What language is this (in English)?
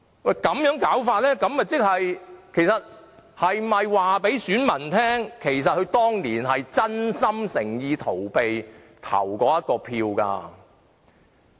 Cantonese